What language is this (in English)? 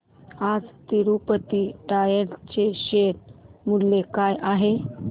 Marathi